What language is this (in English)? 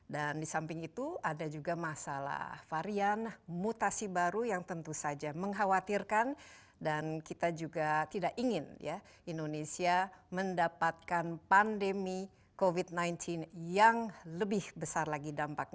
Indonesian